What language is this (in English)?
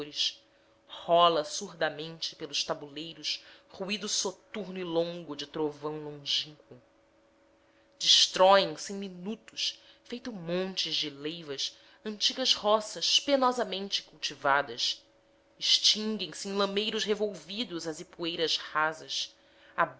Portuguese